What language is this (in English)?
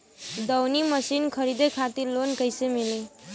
Bhojpuri